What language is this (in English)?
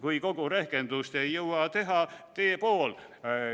Estonian